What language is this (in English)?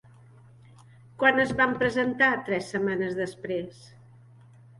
Catalan